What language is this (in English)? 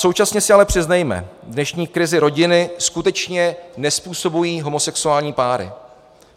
Czech